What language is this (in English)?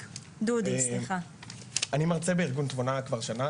Hebrew